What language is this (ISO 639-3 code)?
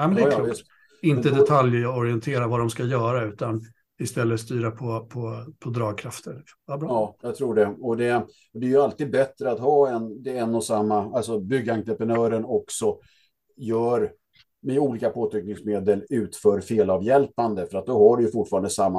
swe